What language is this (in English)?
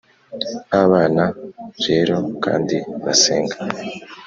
Kinyarwanda